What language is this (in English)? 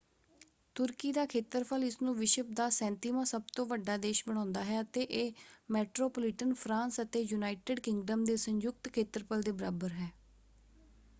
Punjabi